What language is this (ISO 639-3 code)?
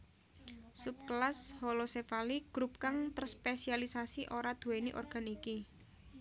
jav